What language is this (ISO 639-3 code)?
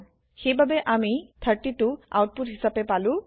asm